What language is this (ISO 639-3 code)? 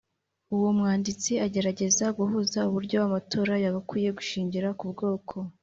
kin